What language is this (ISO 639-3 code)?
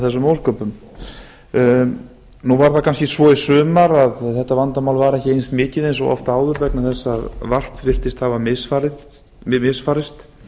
isl